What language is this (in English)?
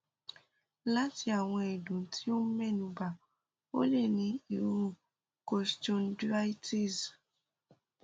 Yoruba